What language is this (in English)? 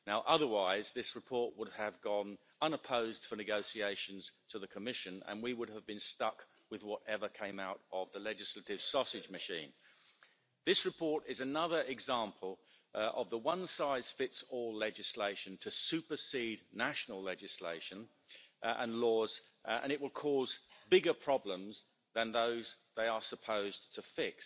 English